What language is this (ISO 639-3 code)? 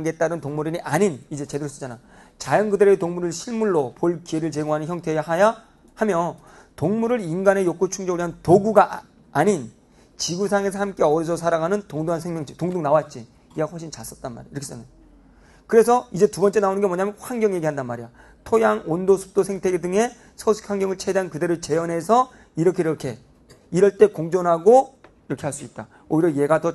kor